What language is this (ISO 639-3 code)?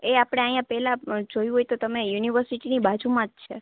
guj